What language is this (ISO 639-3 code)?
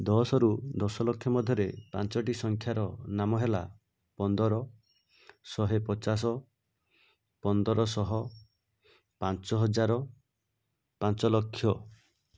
ori